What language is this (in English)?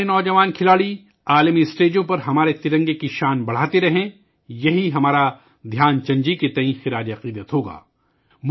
Urdu